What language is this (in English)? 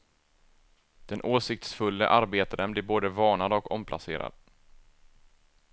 Swedish